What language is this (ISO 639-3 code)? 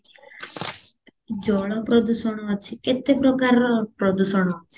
ori